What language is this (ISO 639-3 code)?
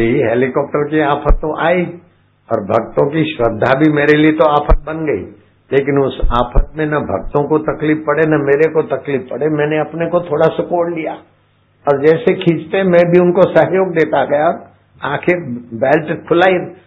hin